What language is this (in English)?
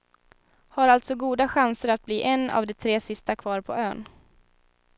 Swedish